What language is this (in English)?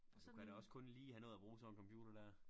Danish